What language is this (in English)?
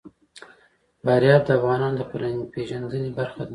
Pashto